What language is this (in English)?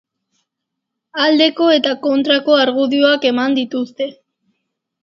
Basque